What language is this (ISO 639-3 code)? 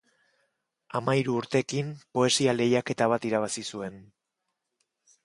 eus